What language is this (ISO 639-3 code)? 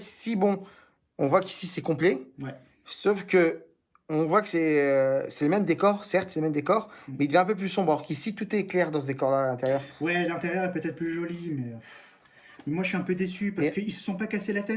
fra